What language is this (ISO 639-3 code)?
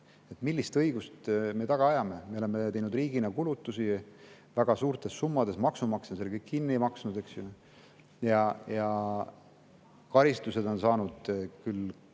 est